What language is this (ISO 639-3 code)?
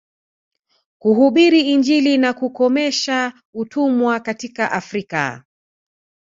swa